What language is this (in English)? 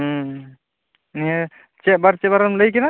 Santali